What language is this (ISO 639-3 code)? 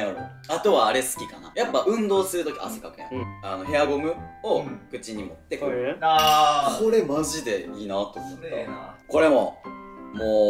jpn